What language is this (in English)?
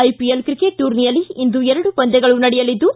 Kannada